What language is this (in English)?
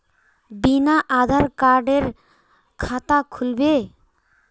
Magahi